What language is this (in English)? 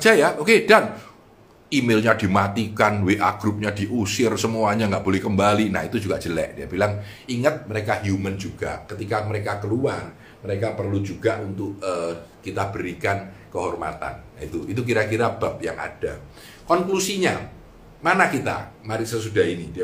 Indonesian